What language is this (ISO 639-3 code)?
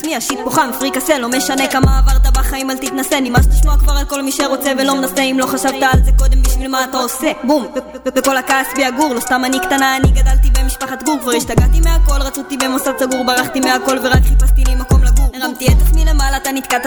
heb